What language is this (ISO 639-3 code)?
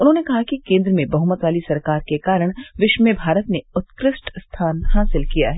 hin